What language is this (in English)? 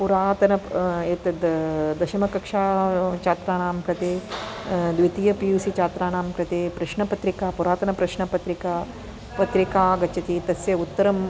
Sanskrit